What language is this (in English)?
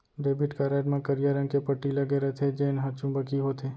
Chhattisgarhi